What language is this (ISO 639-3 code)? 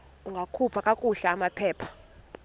xho